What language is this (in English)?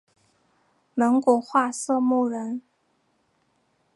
Chinese